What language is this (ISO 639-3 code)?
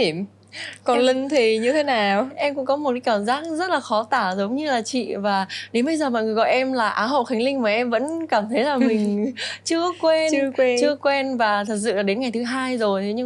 vie